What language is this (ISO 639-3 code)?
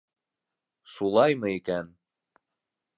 bak